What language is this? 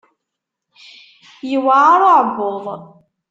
Kabyle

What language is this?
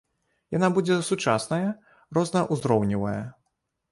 Belarusian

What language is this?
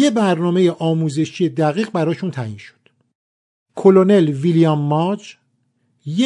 Persian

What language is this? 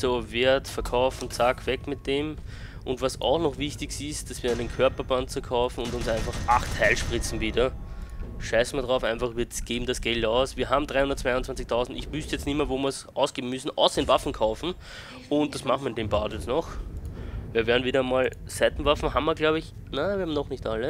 German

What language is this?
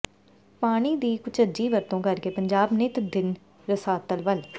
Punjabi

